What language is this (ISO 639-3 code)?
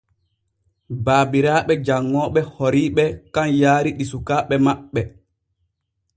fue